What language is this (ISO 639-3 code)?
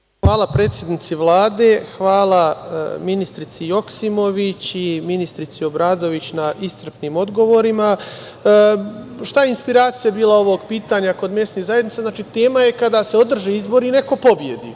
srp